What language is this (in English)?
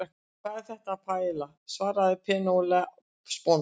Icelandic